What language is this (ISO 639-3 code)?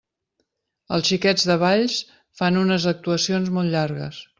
cat